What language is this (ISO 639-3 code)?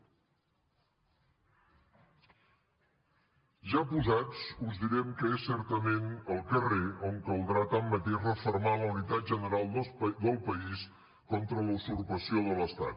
cat